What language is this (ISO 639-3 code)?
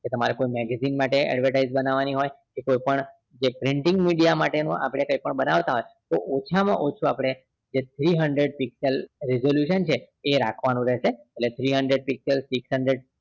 guj